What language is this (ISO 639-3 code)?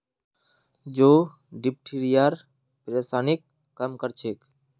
mag